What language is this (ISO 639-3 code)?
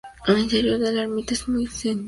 spa